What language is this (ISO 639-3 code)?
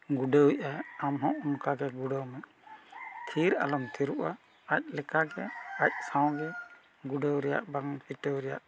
sat